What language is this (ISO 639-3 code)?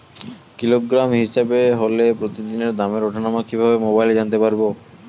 ben